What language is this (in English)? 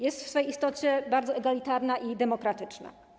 Polish